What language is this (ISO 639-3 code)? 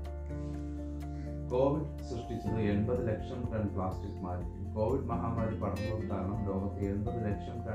mal